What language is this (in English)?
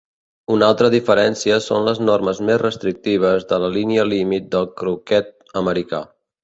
Catalan